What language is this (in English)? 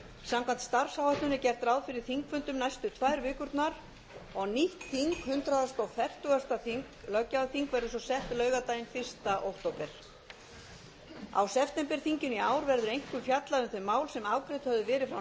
Icelandic